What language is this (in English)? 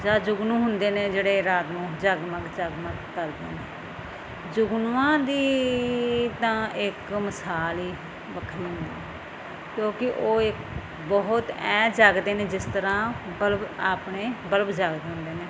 Punjabi